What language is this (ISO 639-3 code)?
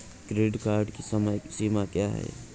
hin